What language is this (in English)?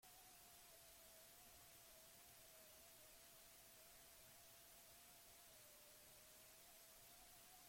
Basque